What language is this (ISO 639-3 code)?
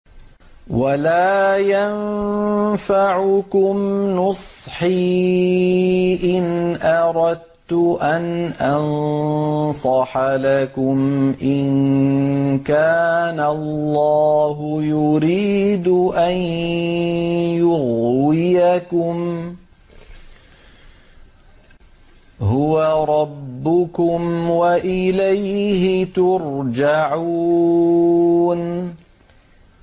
ara